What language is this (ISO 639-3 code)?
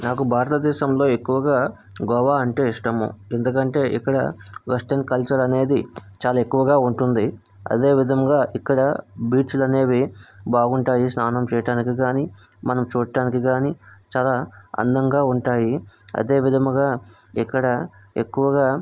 tel